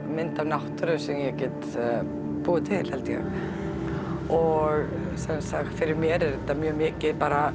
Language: Icelandic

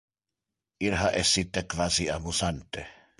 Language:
Interlingua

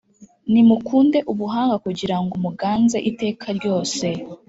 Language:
Kinyarwanda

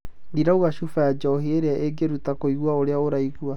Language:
Kikuyu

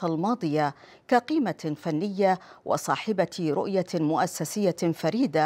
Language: Arabic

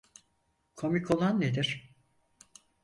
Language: Turkish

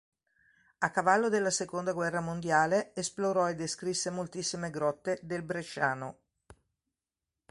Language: Italian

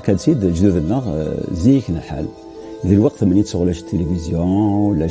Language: Arabic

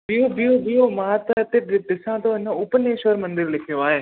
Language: Sindhi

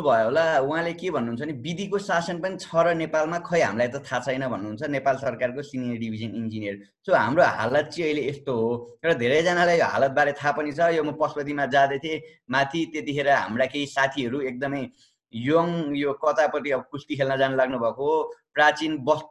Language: Kannada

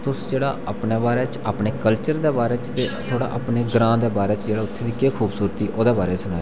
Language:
Dogri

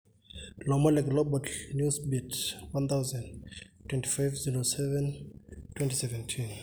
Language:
Masai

